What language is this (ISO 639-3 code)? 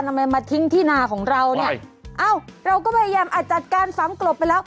tha